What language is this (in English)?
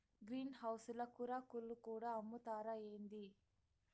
Telugu